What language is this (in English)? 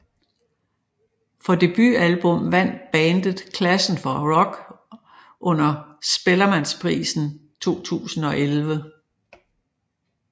Danish